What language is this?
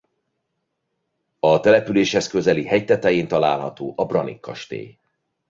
Hungarian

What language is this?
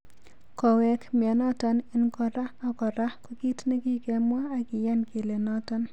Kalenjin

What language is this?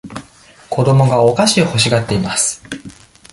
Japanese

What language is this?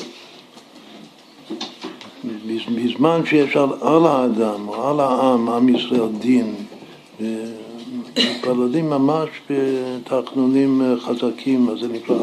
Hebrew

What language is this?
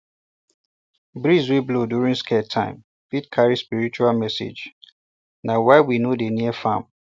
Nigerian Pidgin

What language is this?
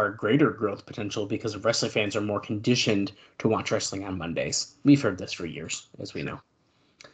English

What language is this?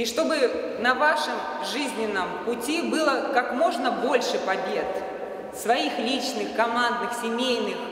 Russian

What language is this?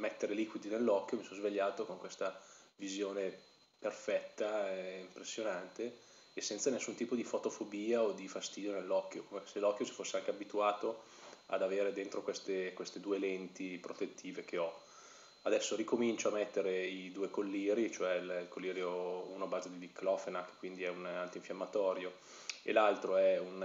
Italian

